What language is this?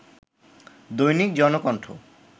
Bangla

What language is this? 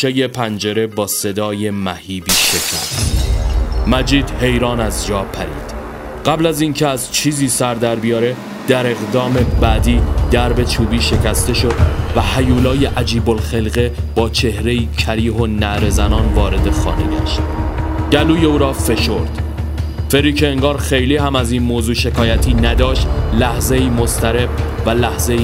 Persian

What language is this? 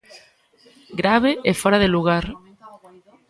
Galician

